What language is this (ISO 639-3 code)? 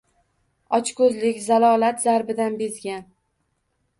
uzb